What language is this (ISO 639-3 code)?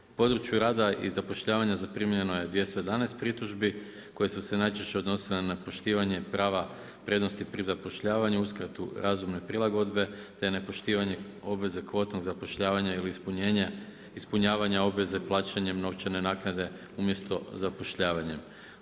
hrv